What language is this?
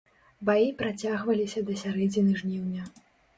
Belarusian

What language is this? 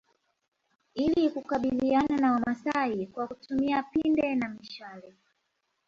Swahili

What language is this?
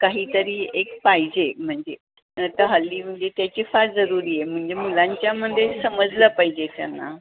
Marathi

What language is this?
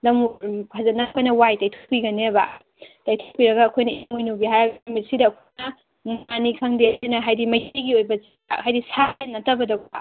Manipuri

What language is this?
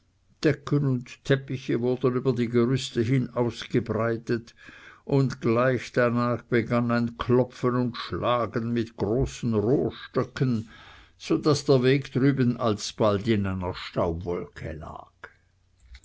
German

